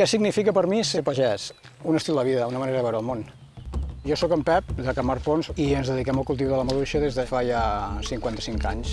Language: Catalan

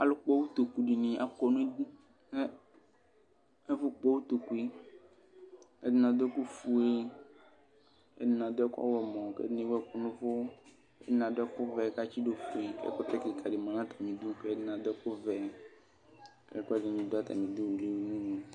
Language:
Ikposo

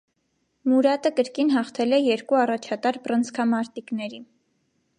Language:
Armenian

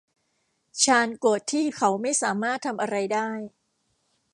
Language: Thai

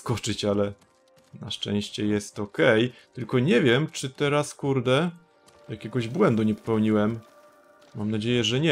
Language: Polish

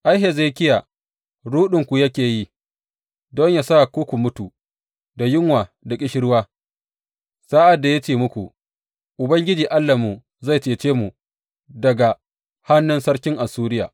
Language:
Hausa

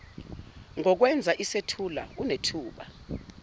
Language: Zulu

